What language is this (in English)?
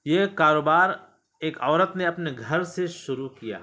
Urdu